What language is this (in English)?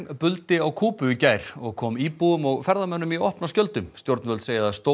Icelandic